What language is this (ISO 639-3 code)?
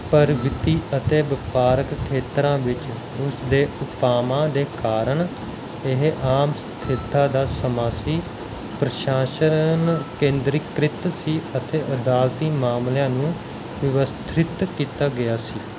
pan